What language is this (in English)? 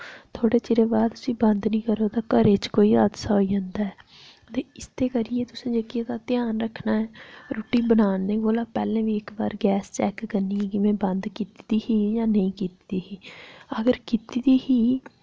Dogri